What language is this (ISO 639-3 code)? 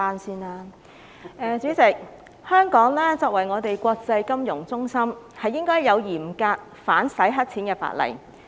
yue